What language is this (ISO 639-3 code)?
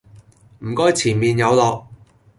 yue